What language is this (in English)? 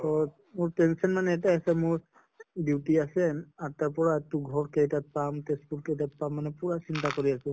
Assamese